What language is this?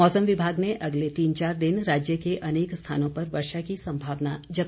Hindi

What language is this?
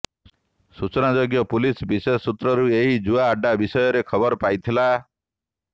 Odia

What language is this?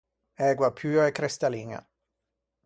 Ligurian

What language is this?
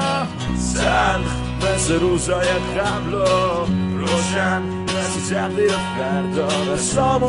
Persian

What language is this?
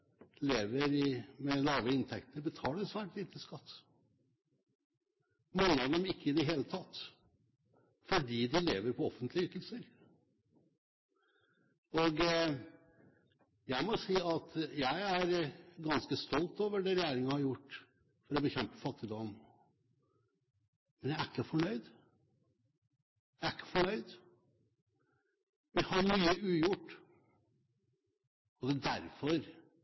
Norwegian Bokmål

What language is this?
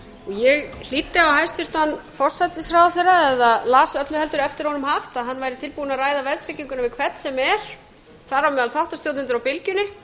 Icelandic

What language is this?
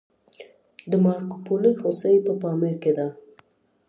Pashto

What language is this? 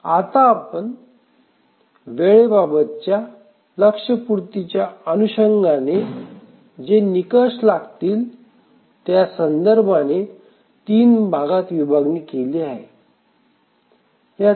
Marathi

